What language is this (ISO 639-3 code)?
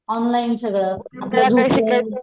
mar